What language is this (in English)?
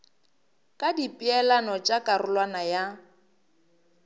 Northern Sotho